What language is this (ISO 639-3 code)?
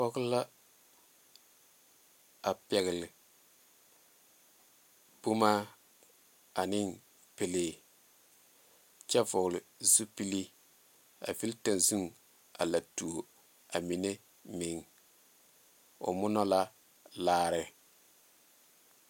dga